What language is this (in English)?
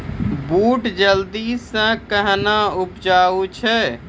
Maithili